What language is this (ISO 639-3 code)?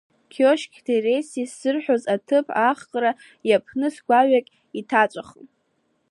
abk